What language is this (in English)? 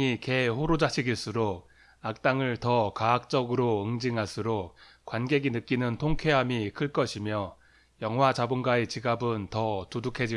Korean